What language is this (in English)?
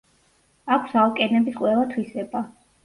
Georgian